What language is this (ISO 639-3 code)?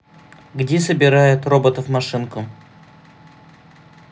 rus